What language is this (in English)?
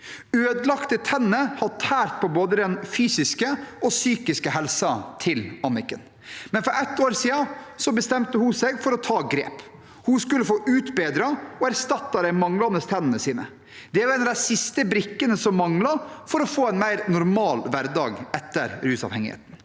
Norwegian